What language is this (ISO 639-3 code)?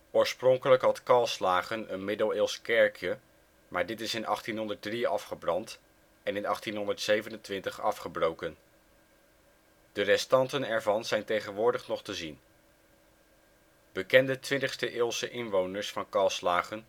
nld